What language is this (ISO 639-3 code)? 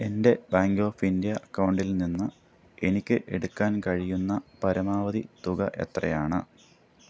mal